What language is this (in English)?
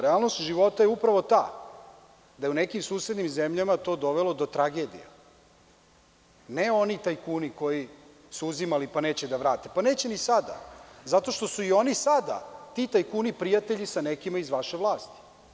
Serbian